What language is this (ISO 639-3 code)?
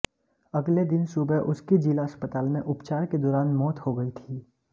hin